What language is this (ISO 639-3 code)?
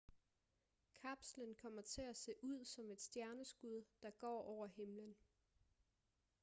dan